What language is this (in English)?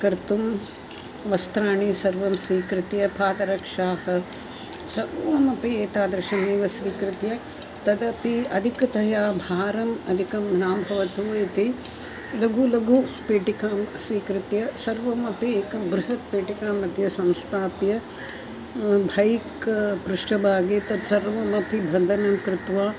Sanskrit